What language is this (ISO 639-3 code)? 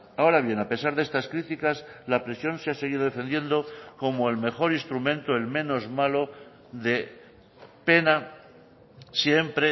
spa